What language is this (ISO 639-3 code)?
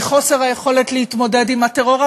heb